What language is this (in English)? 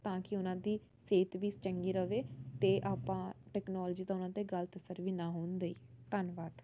Punjabi